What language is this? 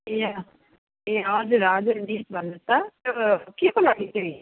Nepali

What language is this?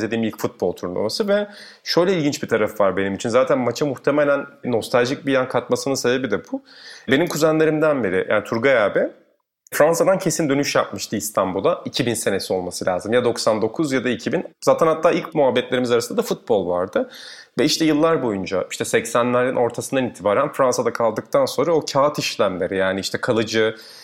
Turkish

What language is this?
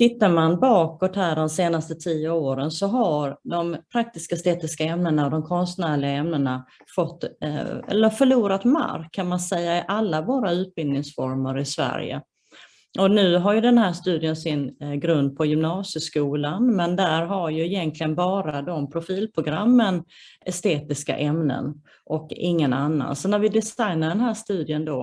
Swedish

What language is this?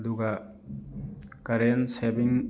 Manipuri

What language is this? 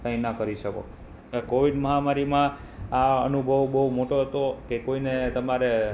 Gujarati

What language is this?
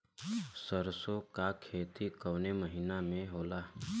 Bhojpuri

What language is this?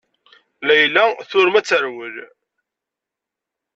Kabyle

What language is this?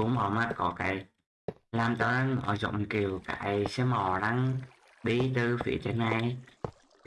Vietnamese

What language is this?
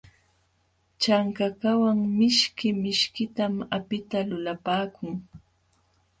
Jauja Wanca Quechua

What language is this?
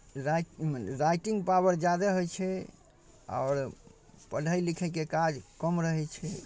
Maithili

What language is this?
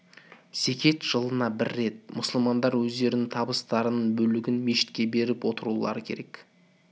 Kazakh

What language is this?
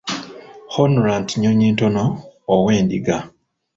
Ganda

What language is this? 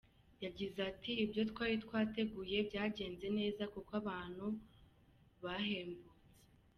Kinyarwanda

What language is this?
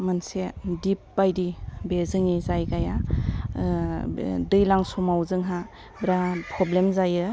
Bodo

